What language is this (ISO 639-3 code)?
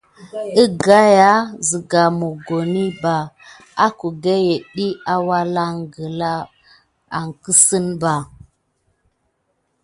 gid